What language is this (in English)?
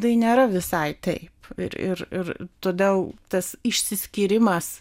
Lithuanian